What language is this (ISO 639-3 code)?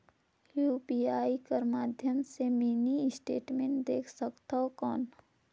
hne